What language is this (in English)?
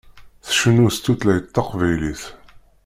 Kabyle